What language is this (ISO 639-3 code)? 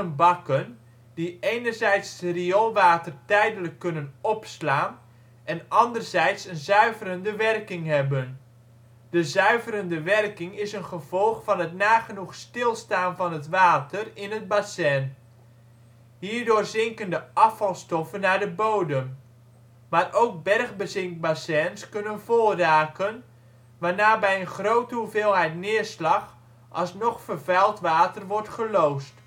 nld